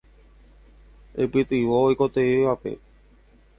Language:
Guarani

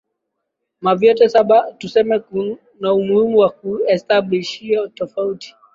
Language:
Swahili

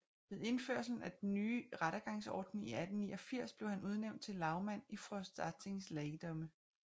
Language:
Danish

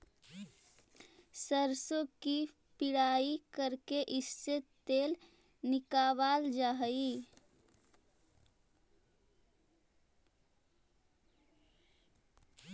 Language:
Magahi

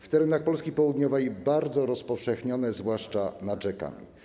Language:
Polish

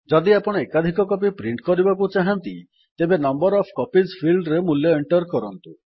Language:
Odia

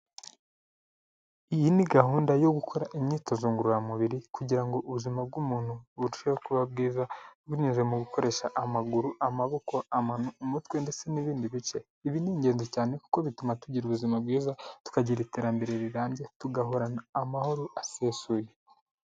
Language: Kinyarwanda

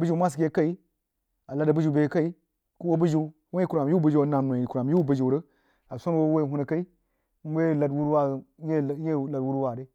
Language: Jiba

